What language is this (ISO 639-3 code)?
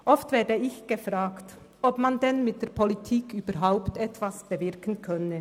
gsw